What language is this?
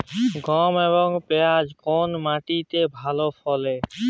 Bangla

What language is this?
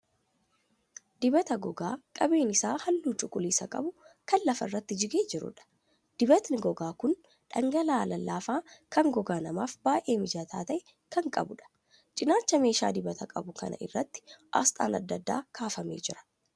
Oromo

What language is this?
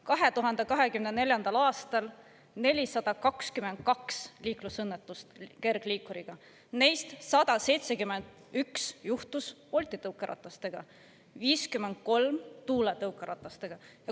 Estonian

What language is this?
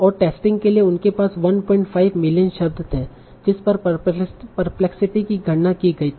Hindi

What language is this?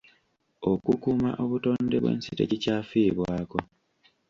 Ganda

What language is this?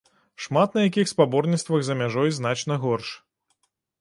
Belarusian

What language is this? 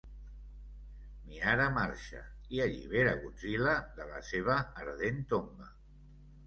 Catalan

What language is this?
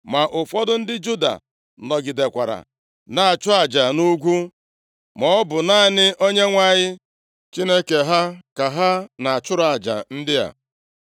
Igbo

